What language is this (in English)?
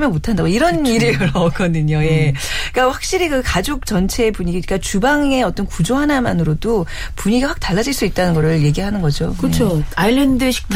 Korean